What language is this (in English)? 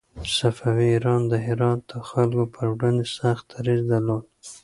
Pashto